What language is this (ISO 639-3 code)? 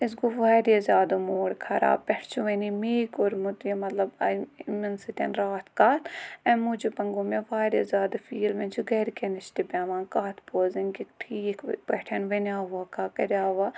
kas